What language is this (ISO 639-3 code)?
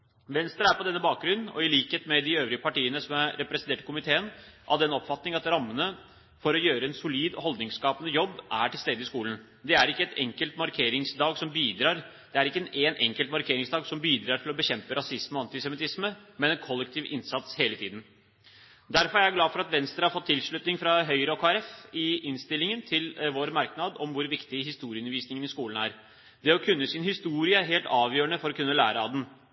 nob